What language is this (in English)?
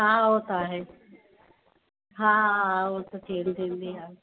Sindhi